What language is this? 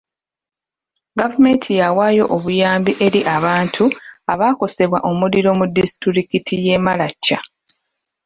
Ganda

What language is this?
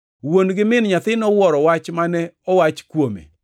Luo (Kenya and Tanzania)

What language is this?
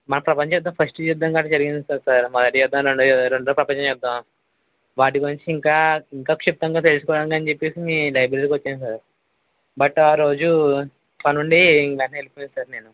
Telugu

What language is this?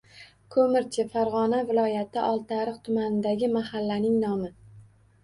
Uzbek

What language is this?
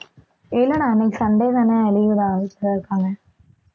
Tamil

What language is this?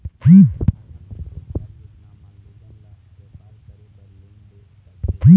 Chhattisgarhi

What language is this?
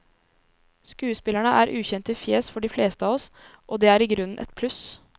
Norwegian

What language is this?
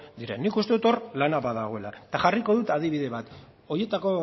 Basque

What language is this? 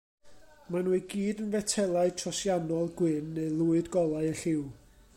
Welsh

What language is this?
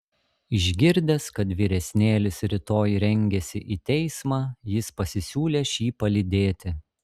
Lithuanian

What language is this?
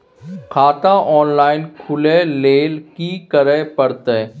Maithili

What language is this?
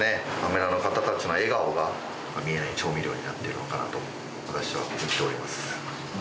Japanese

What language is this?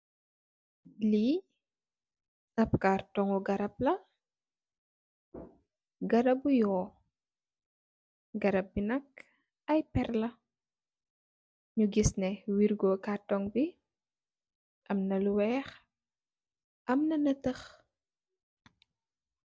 Wolof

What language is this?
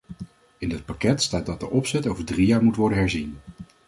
Dutch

